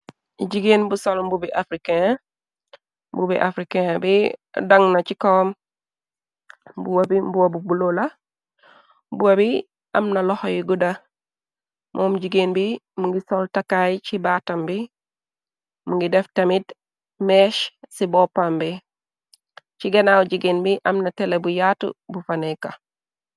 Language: Wolof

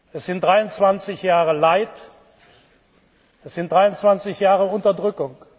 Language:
German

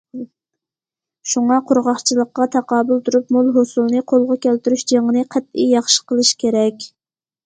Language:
Uyghur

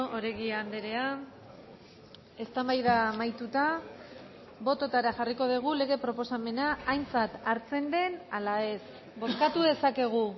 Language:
Basque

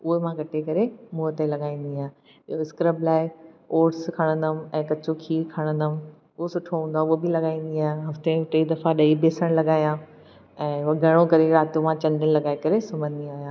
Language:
Sindhi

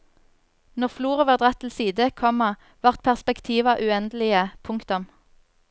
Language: Norwegian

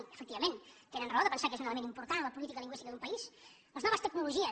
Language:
Catalan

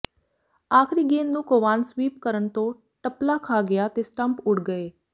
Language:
Punjabi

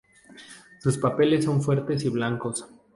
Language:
Spanish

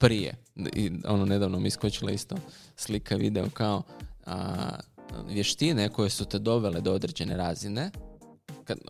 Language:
Croatian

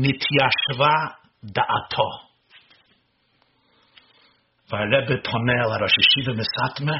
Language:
Hebrew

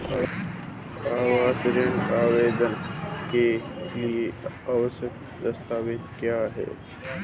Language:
Hindi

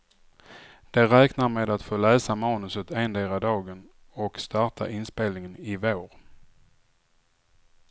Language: Swedish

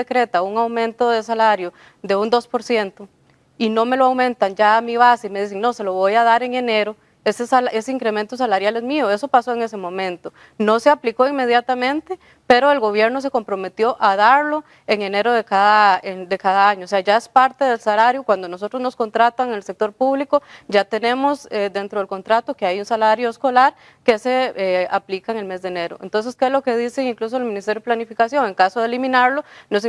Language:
Spanish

